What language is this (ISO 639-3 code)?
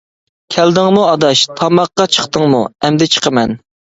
uig